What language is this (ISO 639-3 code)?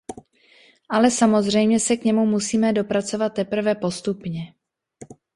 ces